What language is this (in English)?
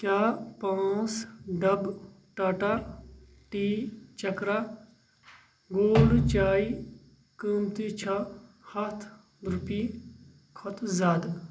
Kashmiri